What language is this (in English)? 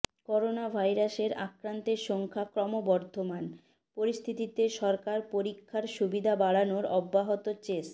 Bangla